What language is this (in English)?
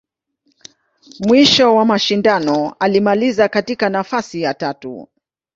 Swahili